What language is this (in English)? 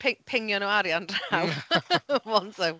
Welsh